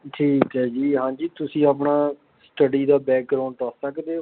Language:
Punjabi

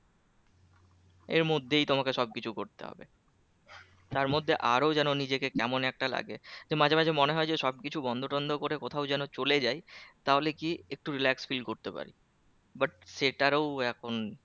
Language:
Bangla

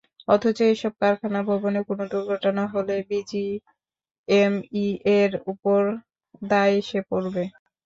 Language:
Bangla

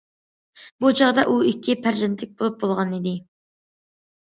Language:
Uyghur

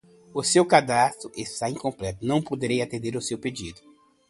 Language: Portuguese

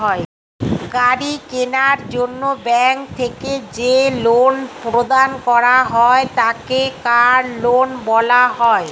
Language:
Bangla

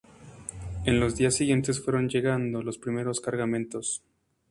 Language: Spanish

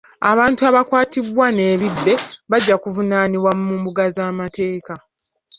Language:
Ganda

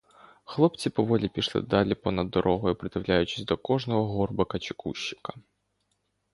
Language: Ukrainian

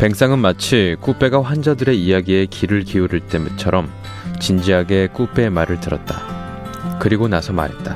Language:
Korean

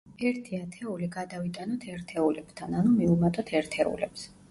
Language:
Georgian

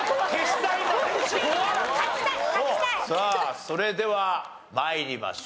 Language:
Japanese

